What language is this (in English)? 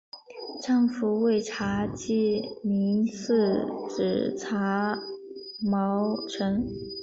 Chinese